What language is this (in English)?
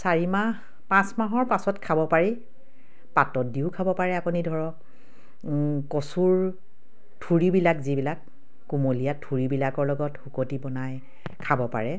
Assamese